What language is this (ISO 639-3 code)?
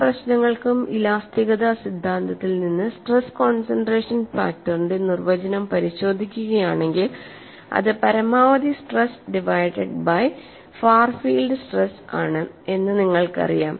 mal